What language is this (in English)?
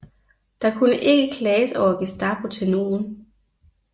Danish